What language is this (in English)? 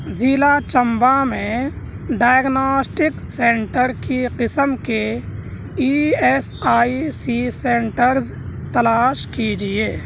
Urdu